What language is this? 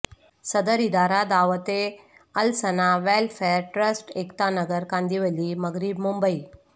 Urdu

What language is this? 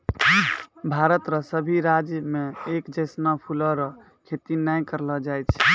Maithili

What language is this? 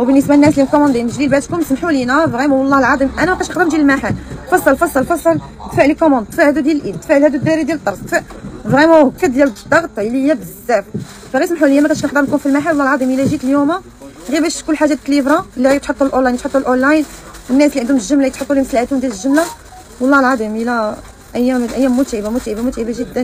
Arabic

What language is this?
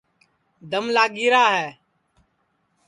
Sansi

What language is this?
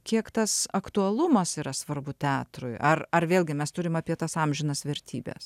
Lithuanian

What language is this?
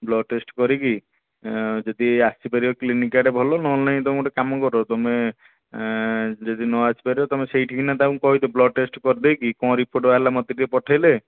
Odia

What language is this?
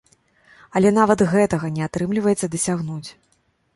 Belarusian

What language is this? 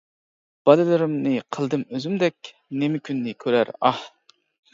Uyghur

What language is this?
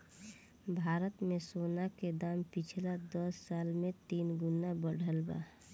Bhojpuri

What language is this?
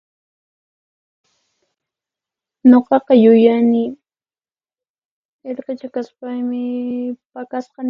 Puno Quechua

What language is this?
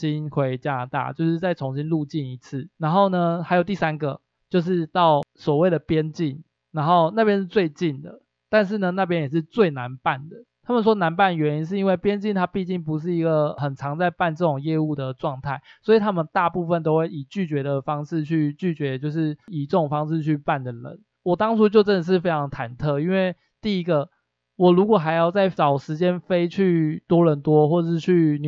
Chinese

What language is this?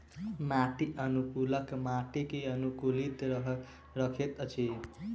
Maithili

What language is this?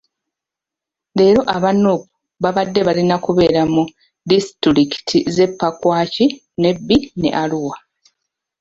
Ganda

